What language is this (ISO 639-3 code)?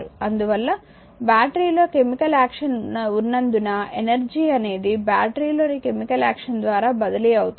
tel